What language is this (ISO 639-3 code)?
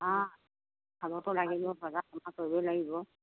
asm